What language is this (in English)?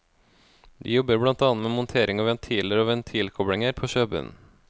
Norwegian